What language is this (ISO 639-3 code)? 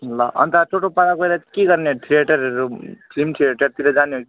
nep